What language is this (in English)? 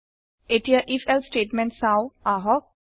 Assamese